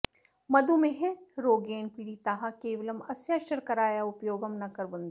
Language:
Sanskrit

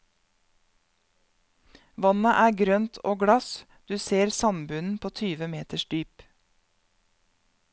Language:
Norwegian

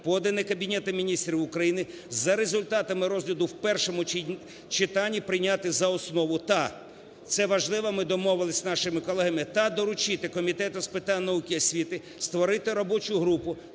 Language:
Ukrainian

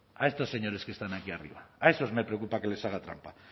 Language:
Spanish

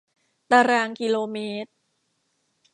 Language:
Thai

